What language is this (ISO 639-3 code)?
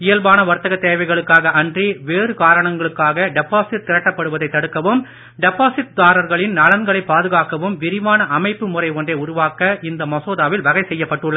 tam